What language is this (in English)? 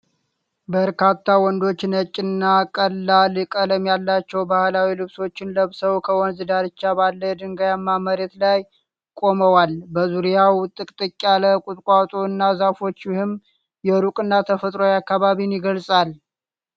Amharic